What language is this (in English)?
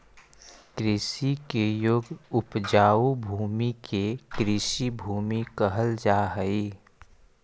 Magahi